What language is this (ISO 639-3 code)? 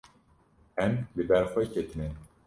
kur